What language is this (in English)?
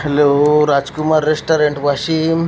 Marathi